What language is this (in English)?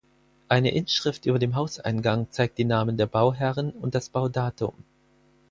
German